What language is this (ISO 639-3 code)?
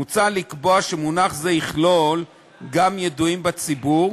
heb